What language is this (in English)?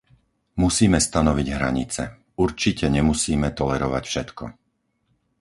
Slovak